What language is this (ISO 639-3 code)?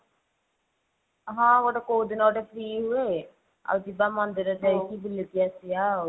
ori